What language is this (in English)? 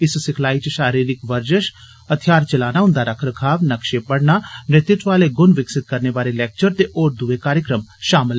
Dogri